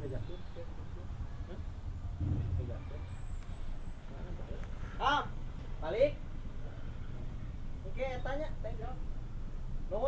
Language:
Indonesian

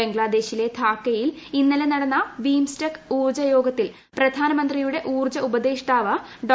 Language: Malayalam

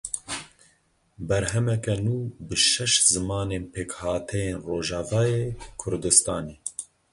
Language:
Kurdish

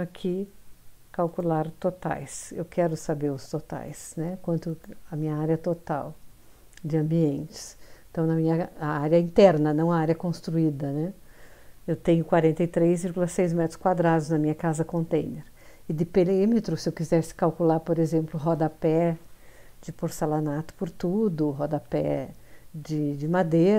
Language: Portuguese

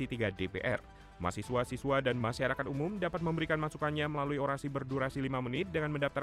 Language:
Indonesian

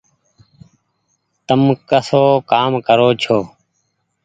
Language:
Goaria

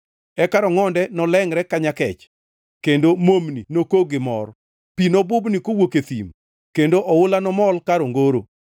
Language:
Luo (Kenya and Tanzania)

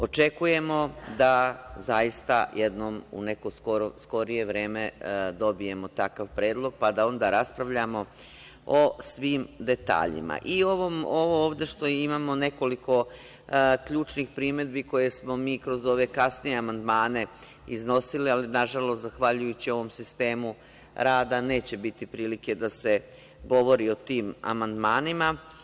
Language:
Serbian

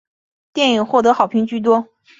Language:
Chinese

